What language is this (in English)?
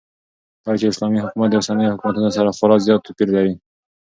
Pashto